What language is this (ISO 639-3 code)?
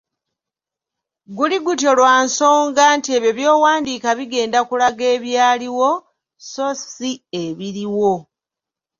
lug